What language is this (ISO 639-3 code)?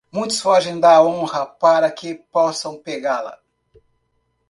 por